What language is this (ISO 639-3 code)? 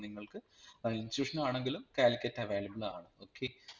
mal